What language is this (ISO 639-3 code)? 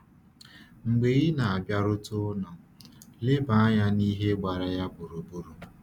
ibo